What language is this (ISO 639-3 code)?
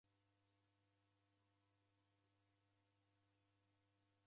dav